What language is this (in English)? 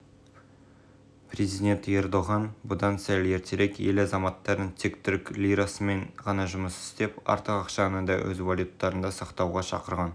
Kazakh